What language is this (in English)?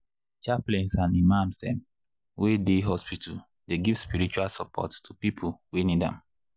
Nigerian Pidgin